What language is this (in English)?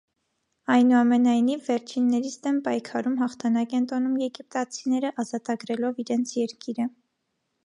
Armenian